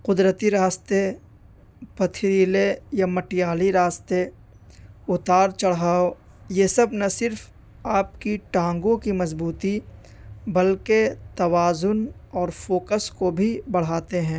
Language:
Urdu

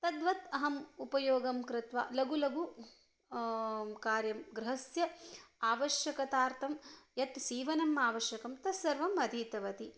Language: Sanskrit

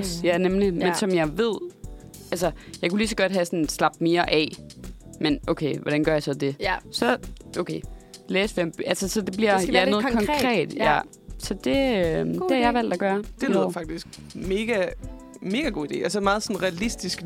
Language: Danish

